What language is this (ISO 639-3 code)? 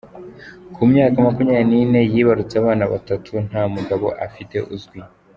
kin